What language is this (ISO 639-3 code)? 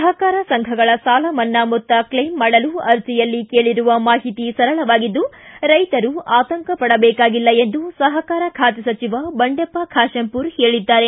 kan